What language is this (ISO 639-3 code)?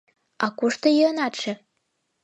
chm